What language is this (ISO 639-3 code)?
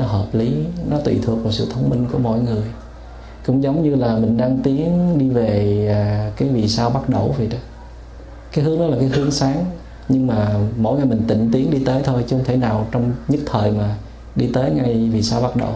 vie